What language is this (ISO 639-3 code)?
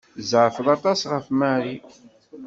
kab